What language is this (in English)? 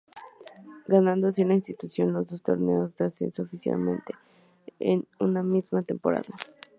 Spanish